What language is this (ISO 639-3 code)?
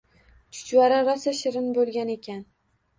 uzb